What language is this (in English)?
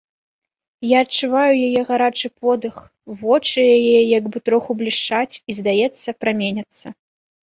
Belarusian